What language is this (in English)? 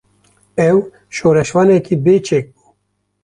Kurdish